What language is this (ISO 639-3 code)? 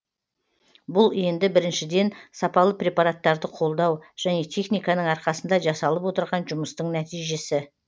kaz